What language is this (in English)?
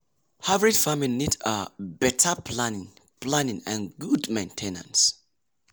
Nigerian Pidgin